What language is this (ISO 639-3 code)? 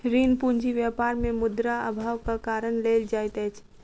mai